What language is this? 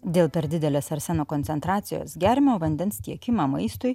Lithuanian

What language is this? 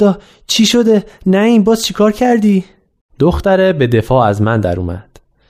Persian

